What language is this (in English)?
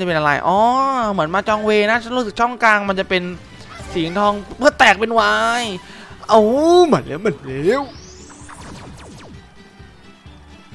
Thai